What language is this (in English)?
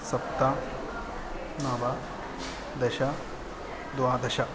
Sanskrit